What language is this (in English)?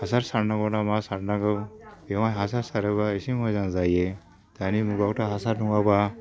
Bodo